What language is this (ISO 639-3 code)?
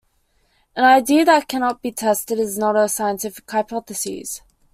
eng